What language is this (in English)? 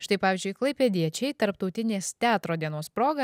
Lithuanian